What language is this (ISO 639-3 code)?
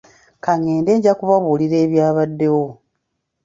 lug